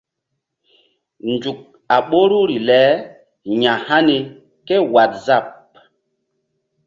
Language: Mbum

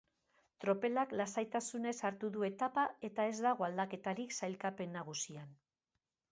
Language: Basque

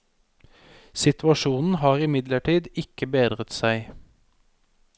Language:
Norwegian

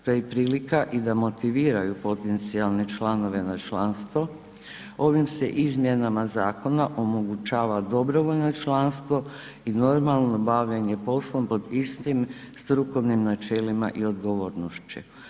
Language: Croatian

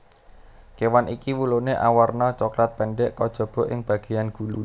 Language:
Javanese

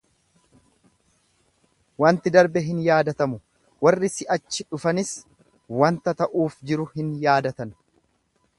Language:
Oromo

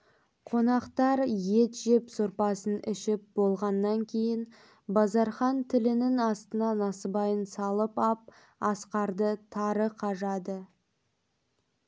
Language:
Kazakh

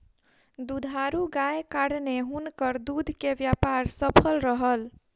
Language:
Maithili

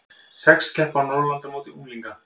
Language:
Icelandic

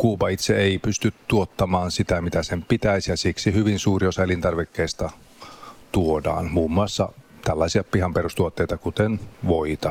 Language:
Finnish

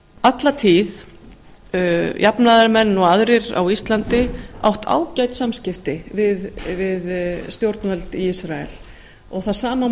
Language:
Icelandic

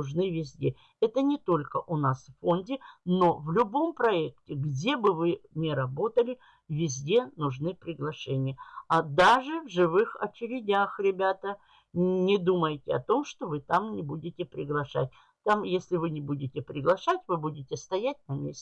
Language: Russian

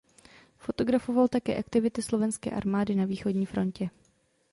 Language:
Czech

